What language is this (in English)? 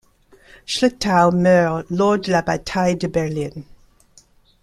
French